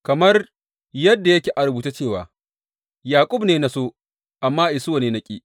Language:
Hausa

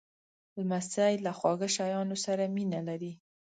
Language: Pashto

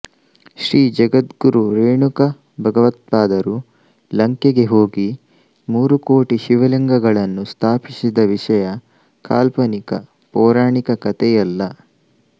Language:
Kannada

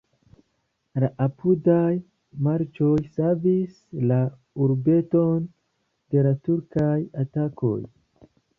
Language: Esperanto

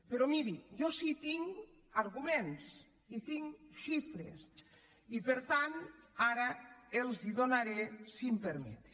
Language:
Catalan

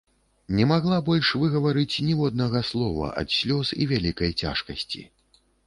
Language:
Belarusian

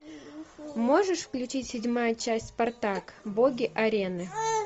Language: Russian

